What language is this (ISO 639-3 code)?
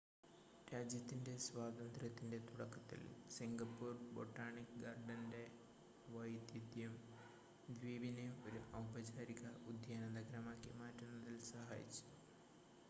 mal